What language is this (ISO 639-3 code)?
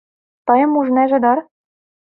chm